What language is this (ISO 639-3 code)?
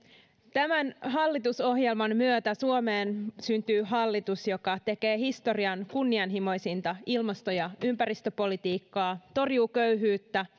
fin